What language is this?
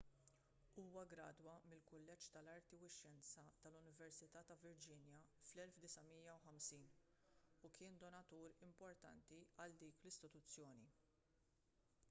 Maltese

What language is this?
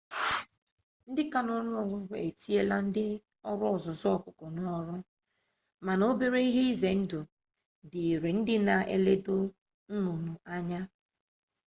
Igbo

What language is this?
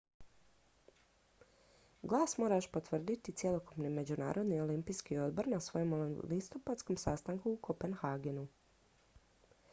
Croatian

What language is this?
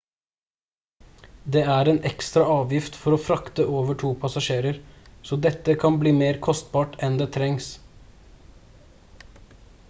Norwegian Bokmål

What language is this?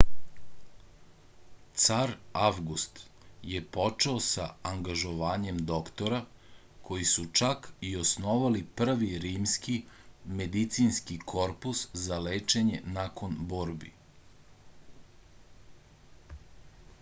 Serbian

